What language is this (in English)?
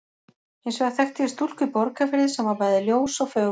Icelandic